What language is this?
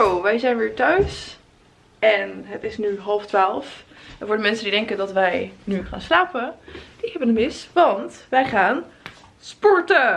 Dutch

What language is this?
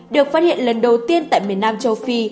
Vietnamese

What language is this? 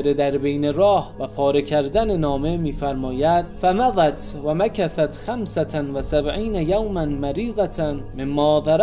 Persian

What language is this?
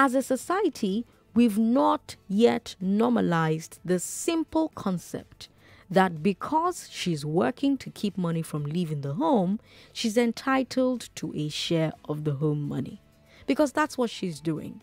English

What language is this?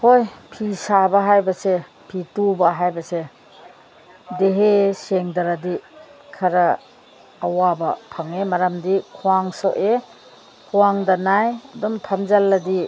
Manipuri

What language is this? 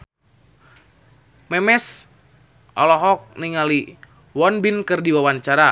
Sundanese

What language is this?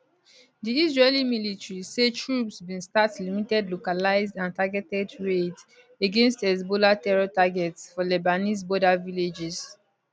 Nigerian Pidgin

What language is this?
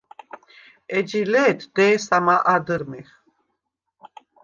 Svan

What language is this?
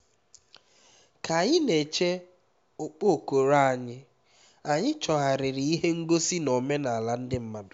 Igbo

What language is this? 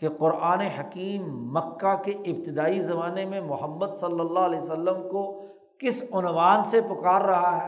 Urdu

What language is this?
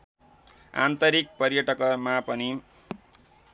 Nepali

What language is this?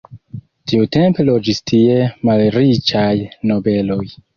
Esperanto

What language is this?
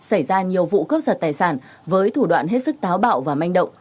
Vietnamese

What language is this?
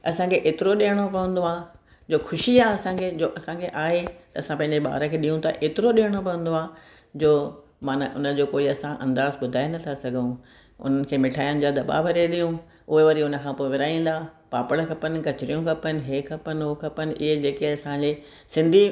Sindhi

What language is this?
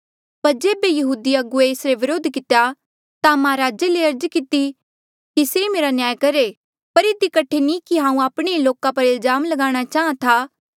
Mandeali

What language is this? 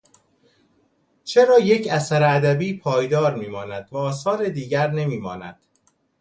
Persian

